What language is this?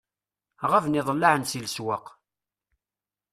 Kabyle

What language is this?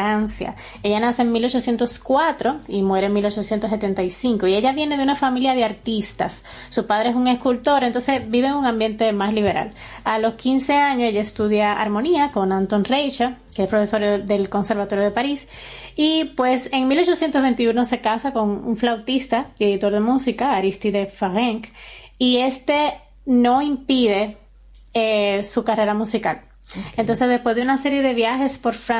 Spanish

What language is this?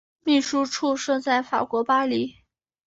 Chinese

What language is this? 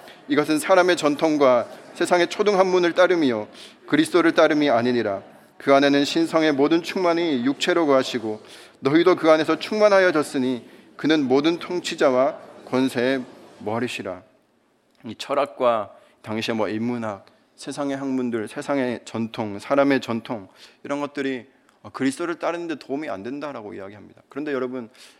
Korean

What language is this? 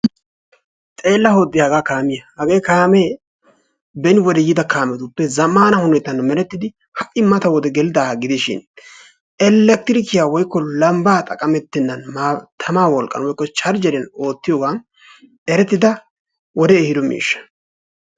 Wolaytta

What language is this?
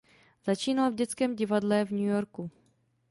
Czech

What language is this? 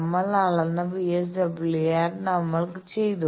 Malayalam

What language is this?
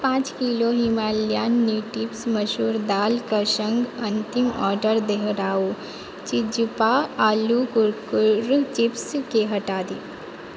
Maithili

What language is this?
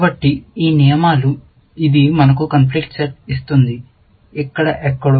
Telugu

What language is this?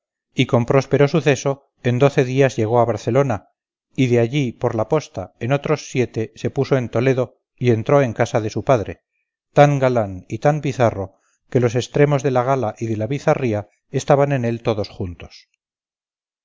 Spanish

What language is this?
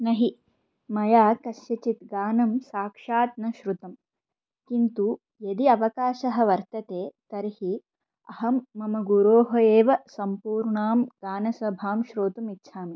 Sanskrit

